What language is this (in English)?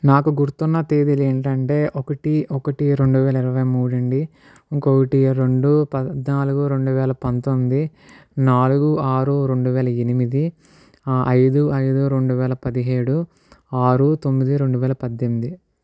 Telugu